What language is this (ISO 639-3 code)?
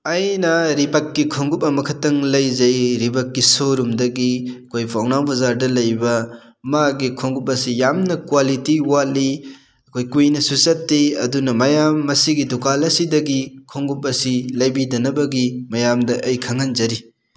mni